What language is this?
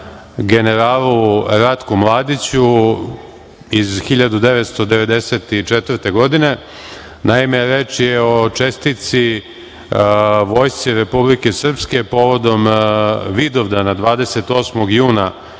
Serbian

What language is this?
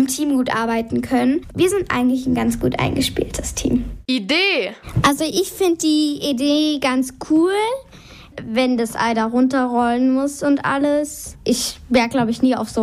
German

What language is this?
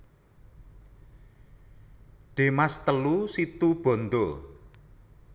Javanese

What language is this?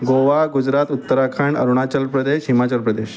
Marathi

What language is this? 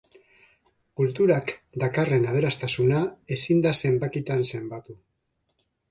Basque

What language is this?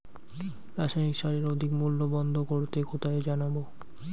Bangla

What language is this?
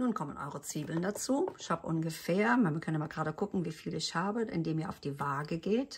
German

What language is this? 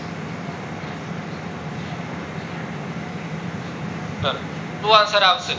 Gujarati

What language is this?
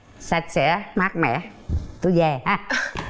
Vietnamese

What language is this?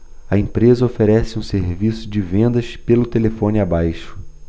Portuguese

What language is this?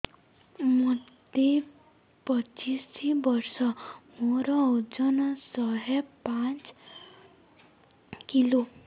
Odia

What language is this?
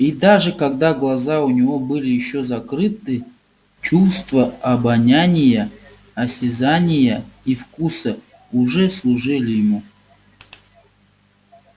Russian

